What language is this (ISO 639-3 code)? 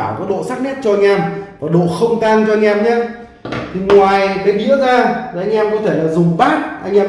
vie